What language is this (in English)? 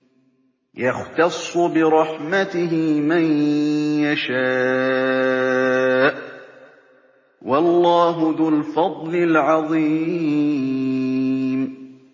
Arabic